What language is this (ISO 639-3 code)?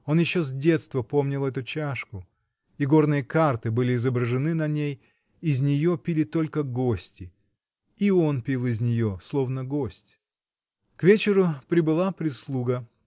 rus